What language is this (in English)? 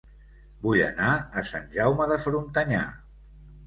Catalan